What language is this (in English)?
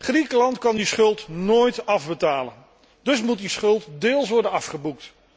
Dutch